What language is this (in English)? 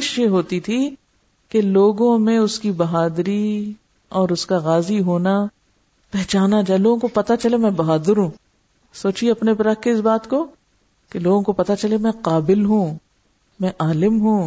Urdu